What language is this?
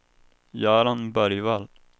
Swedish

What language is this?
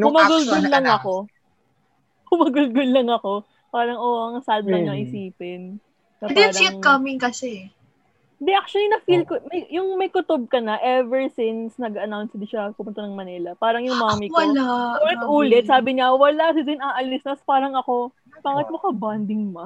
Filipino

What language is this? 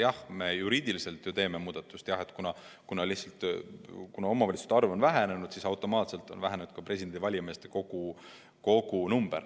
Estonian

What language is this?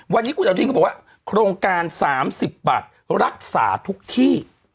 Thai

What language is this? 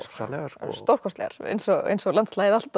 Icelandic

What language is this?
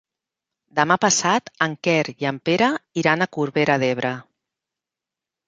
Catalan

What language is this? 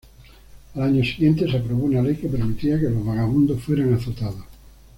Spanish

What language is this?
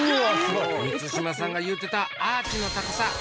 Japanese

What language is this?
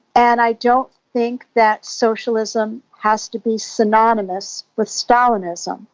English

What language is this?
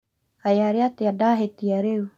Kikuyu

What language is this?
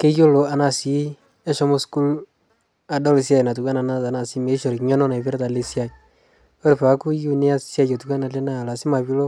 Masai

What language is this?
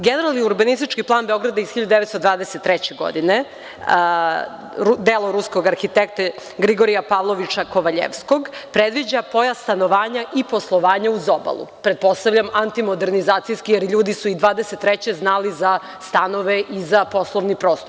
Serbian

